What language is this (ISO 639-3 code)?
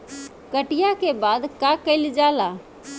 bho